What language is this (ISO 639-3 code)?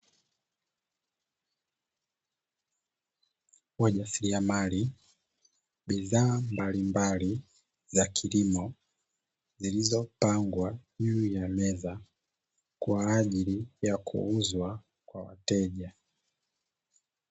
swa